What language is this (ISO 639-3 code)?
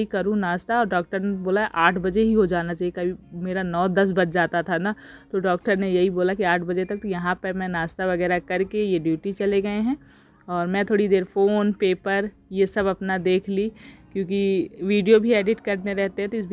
hin